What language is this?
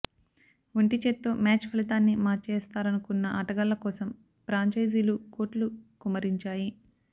Telugu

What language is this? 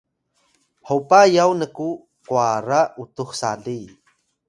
Atayal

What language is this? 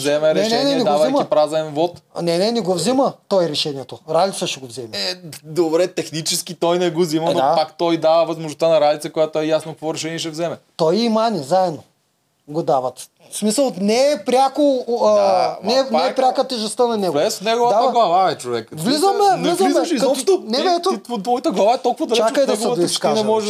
Bulgarian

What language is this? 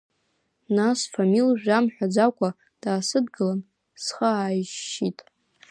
Abkhazian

